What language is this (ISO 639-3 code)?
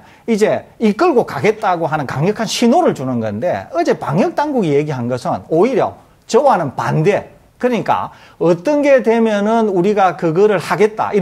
kor